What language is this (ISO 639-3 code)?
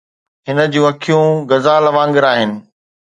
snd